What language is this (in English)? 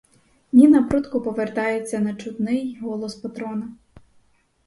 Ukrainian